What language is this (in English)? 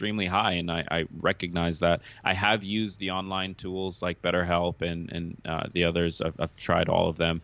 English